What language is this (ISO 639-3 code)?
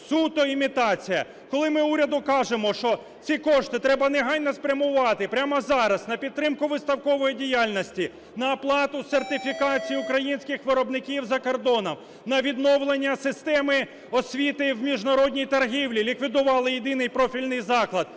ukr